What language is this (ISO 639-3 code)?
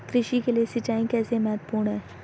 hin